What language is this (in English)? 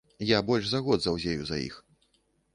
Belarusian